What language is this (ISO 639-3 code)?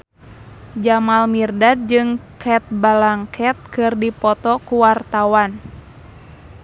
sun